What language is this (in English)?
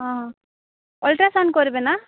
Odia